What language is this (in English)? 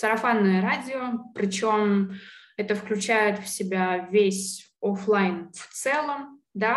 Russian